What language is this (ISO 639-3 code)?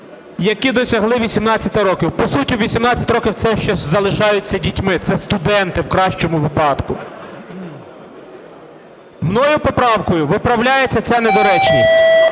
ukr